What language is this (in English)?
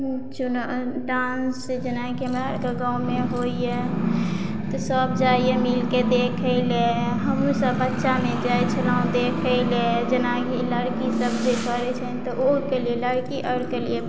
Maithili